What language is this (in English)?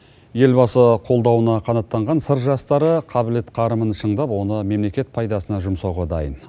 Kazakh